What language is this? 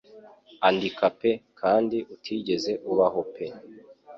Kinyarwanda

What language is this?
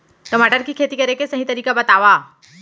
Chhattisgarhi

